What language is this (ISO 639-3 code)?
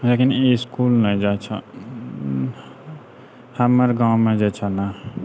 mai